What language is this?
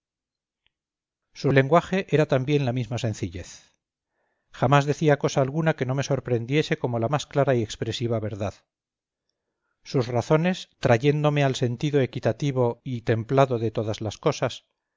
Spanish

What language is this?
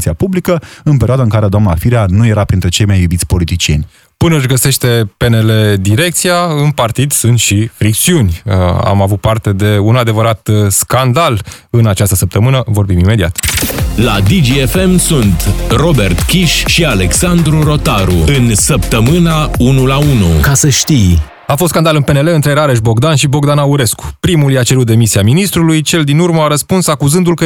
Romanian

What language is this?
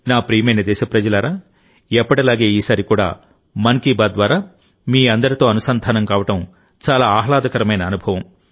Telugu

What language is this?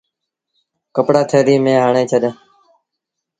Sindhi Bhil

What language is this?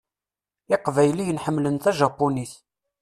Kabyle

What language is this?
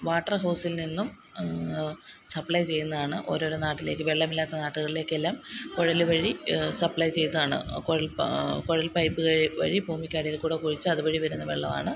Malayalam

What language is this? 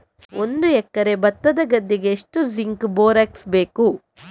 Kannada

